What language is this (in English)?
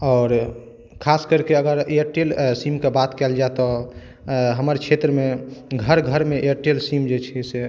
Maithili